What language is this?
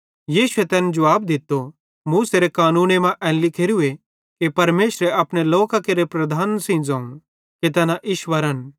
Bhadrawahi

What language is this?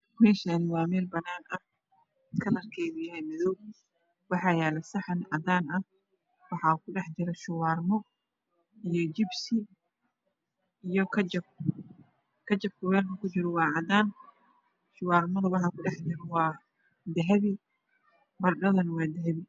Somali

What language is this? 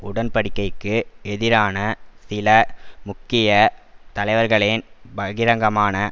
Tamil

